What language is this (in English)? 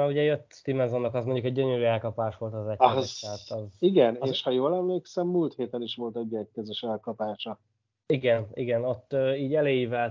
Hungarian